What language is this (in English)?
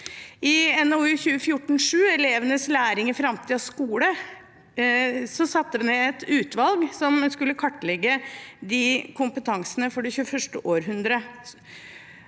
Norwegian